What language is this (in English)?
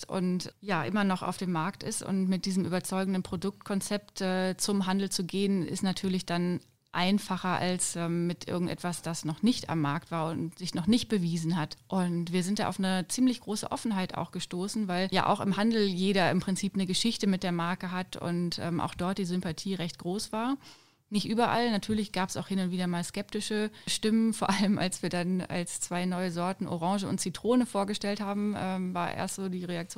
German